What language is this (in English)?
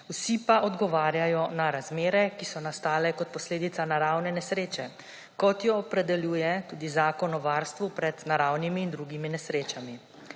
Slovenian